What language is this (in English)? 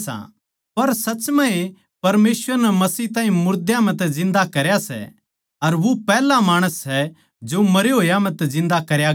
Haryanvi